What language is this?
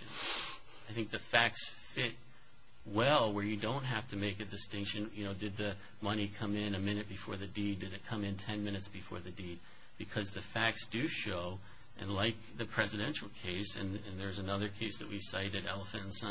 English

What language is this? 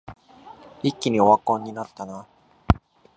Japanese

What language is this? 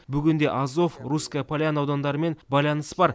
Kazakh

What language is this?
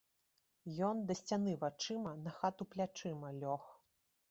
Belarusian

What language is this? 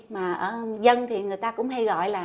Vietnamese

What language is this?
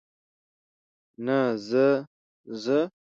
Pashto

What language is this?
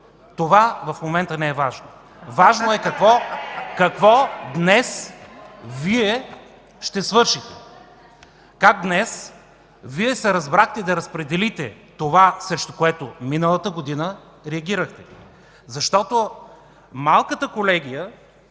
Bulgarian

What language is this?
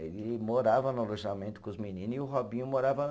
Portuguese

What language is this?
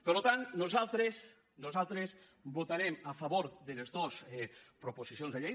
Catalan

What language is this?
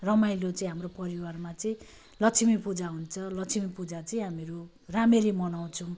Nepali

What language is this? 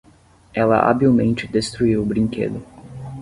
Portuguese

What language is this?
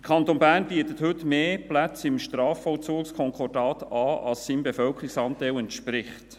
Swiss German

